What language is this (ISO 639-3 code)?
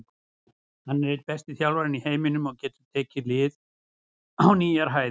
isl